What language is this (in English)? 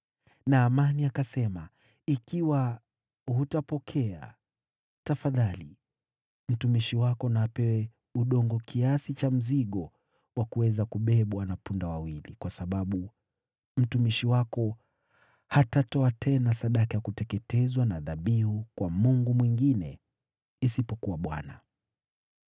Swahili